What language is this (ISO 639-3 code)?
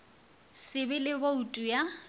nso